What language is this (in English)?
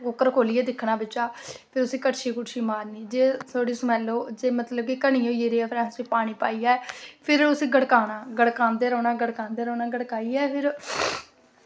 Dogri